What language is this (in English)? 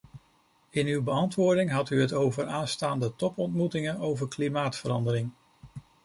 Dutch